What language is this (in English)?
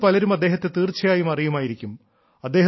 Malayalam